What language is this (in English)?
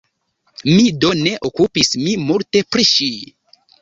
Esperanto